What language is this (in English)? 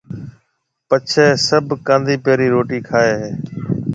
Marwari (Pakistan)